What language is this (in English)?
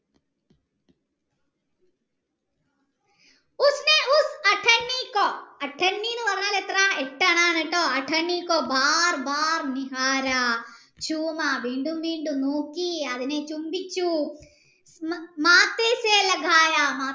Malayalam